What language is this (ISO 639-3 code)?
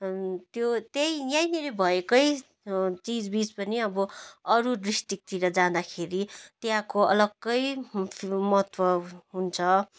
nep